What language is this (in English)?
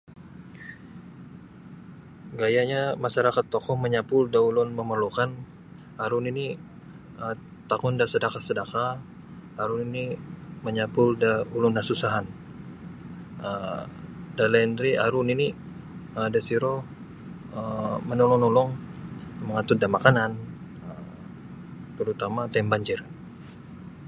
Sabah Bisaya